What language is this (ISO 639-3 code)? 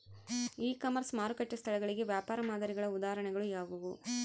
kan